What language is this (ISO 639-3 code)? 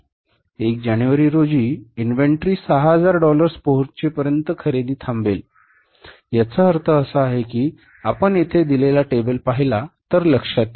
mar